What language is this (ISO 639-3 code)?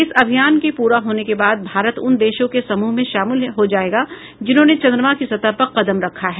hin